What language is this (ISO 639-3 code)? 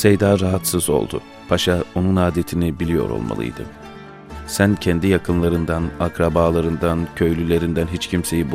tur